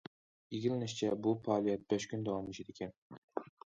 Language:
Uyghur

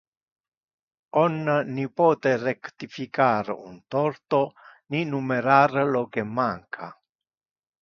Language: Interlingua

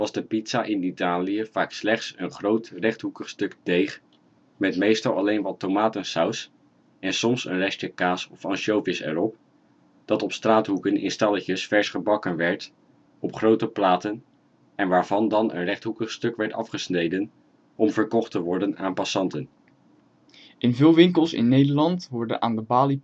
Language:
Dutch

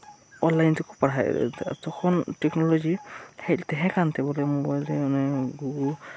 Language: Santali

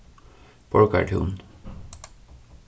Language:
Faroese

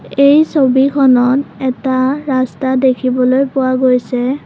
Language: Assamese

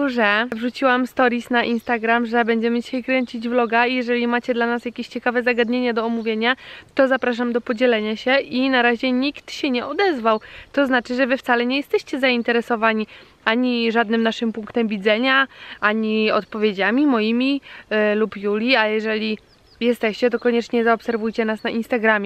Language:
Polish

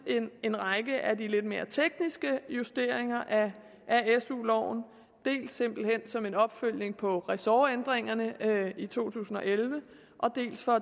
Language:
Danish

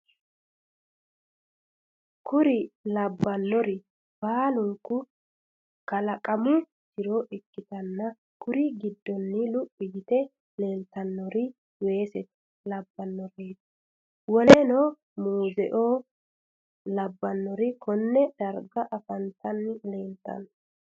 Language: Sidamo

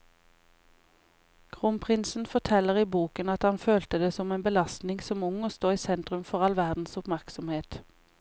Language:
Norwegian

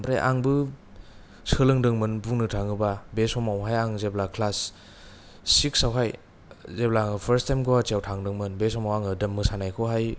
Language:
Bodo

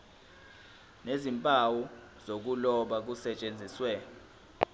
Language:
Zulu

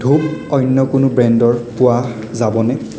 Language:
Assamese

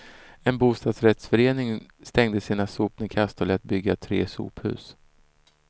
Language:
Swedish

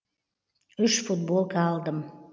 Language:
Kazakh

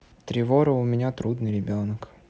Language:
Russian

